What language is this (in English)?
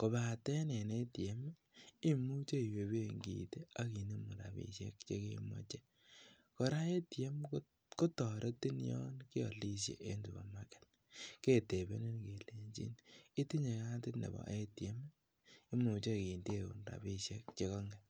Kalenjin